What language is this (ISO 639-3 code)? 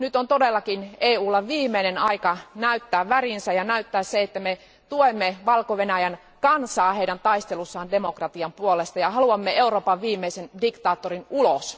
fin